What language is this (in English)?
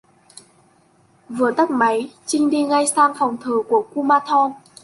Vietnamese